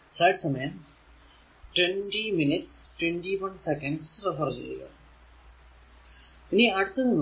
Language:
Malayalam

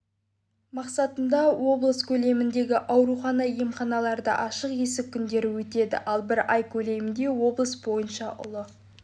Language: Kazakh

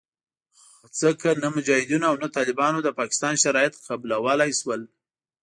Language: Pashto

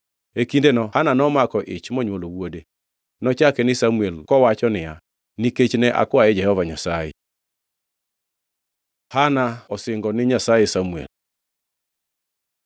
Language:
Luo (Kenya and Tanzania)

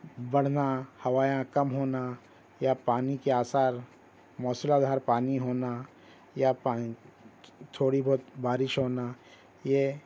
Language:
Urdu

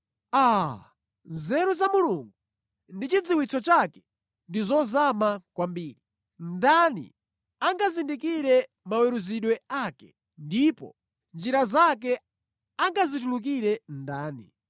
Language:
Nyanja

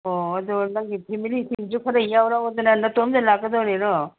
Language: Manipuri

